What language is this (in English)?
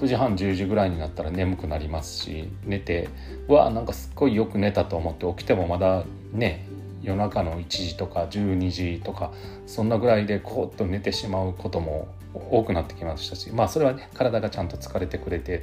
Japanese